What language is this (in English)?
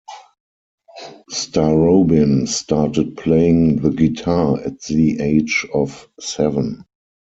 English